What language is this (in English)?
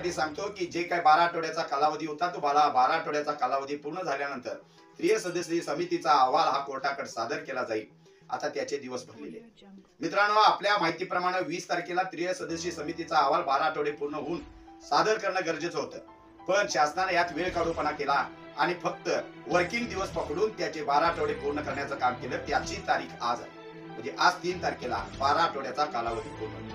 Indonesian